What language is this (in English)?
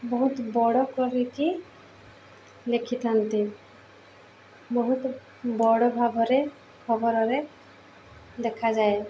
Odia